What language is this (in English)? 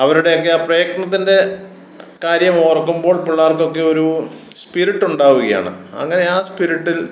Malayalam